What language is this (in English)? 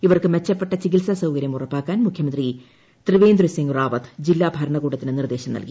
Malayalam